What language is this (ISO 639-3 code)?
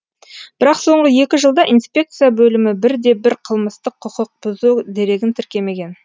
kaz